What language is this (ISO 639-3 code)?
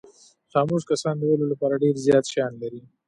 pus